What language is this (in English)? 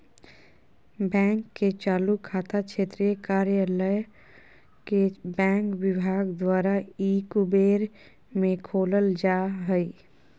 Magahi